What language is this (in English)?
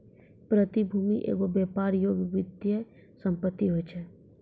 Maithili